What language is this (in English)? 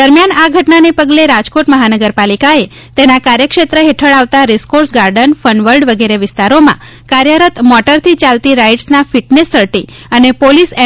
Gujarati